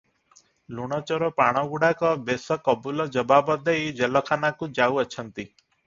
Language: Odia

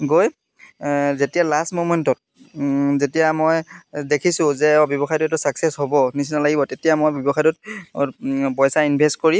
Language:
Assamese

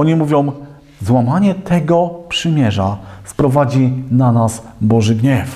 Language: Polish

